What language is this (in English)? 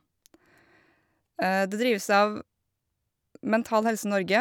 Norwegian